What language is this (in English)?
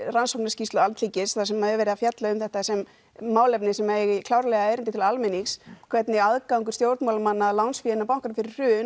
Icelandic